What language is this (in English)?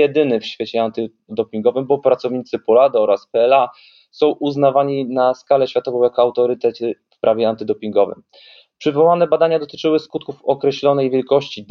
Polish